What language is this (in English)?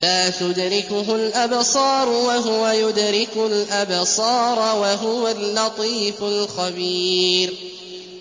Arabic